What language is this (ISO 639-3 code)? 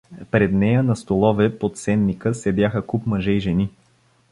bul